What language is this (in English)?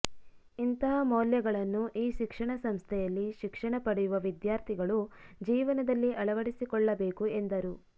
Kannada